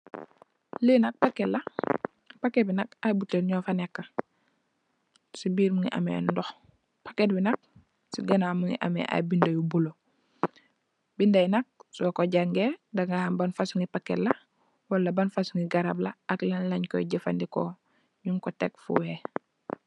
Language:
Wolof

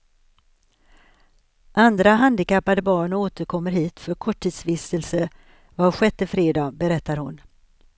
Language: Swedish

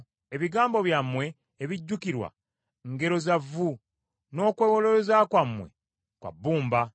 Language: Ganda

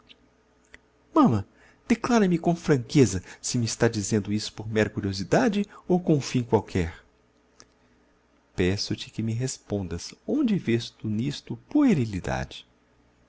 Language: Portuguese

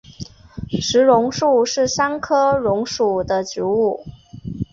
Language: Chinese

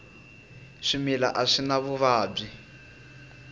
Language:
Tsonga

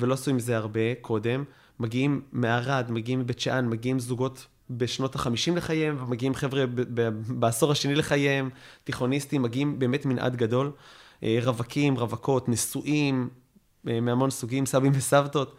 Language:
Hebrew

